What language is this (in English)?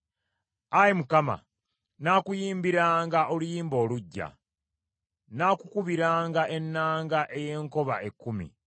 Ganda